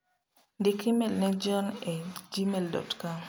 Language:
Luo (Kenya and Tanzania)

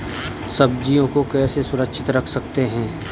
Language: Hindi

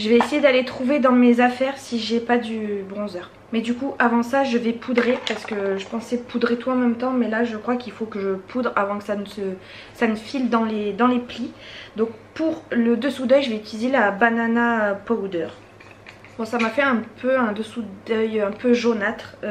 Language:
French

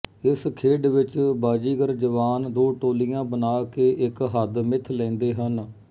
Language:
Punjabi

